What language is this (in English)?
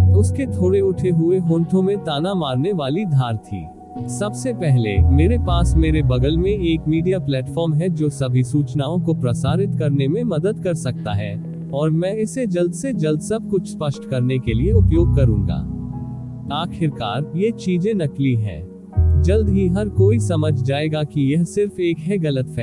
Hindi